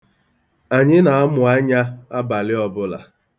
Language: Igbo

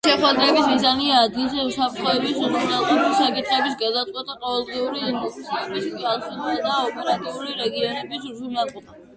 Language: Georgian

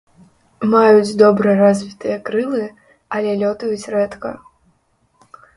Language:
Belarusian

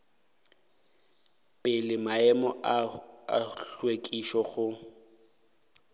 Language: Northern Sotho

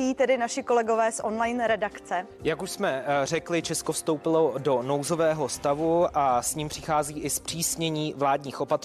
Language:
Czech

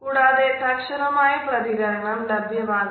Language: Malayalam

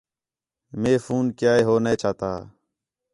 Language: Khetrani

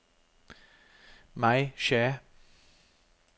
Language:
Danish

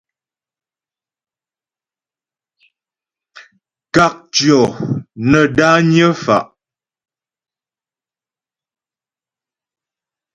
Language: Ghomala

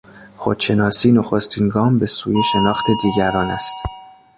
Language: Persian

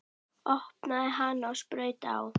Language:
Icelandic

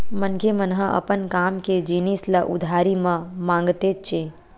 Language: Chhattisgarhi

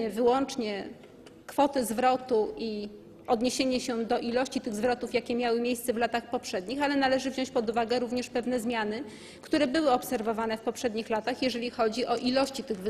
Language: Polish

